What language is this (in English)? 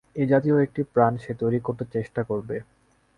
Bangla